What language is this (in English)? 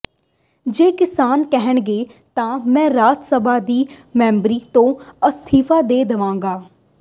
Punjabi